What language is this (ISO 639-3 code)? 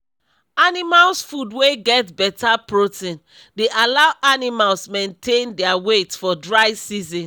pcm